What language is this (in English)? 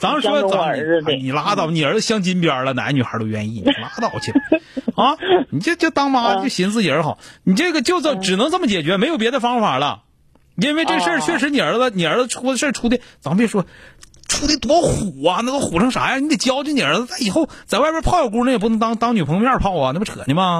Chinese